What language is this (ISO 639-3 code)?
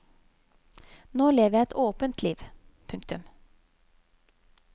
nor